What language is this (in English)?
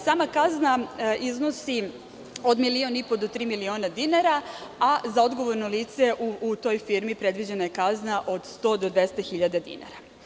Serbian